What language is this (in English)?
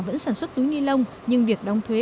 Vietnamese